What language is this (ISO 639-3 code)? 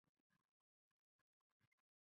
zho